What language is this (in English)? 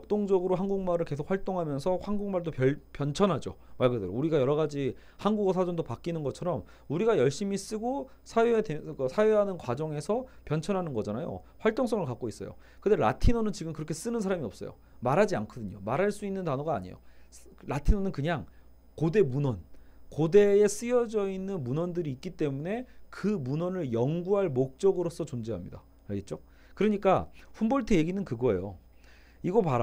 Korean